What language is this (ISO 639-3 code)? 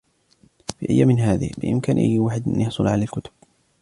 ara